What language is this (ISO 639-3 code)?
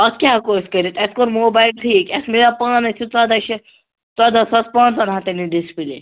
kas